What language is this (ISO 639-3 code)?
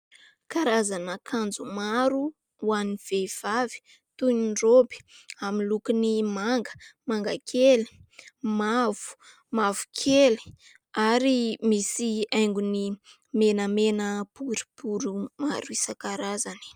mlg